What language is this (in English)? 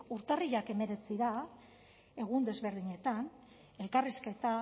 Basque